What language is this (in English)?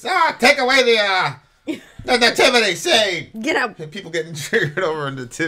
English